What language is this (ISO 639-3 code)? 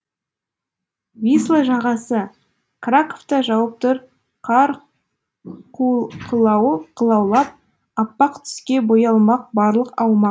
kaz